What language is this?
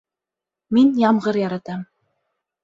Bashkir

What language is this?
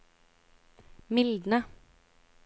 Norwegian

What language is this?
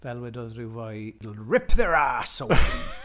Welsh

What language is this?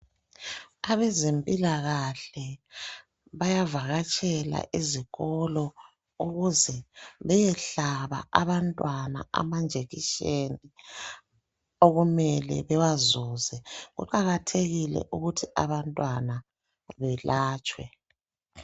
North Ndebele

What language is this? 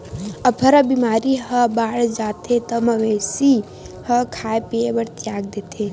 Chhattisgarhi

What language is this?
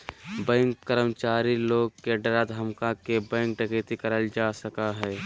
Magahi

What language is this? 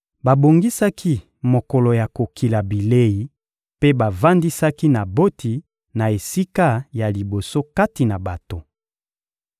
Lingala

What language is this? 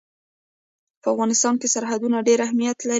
Pashto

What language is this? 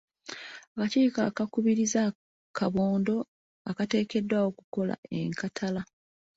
Ganda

